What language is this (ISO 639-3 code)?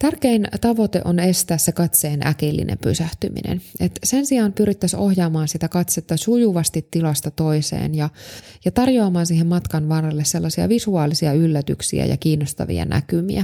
fin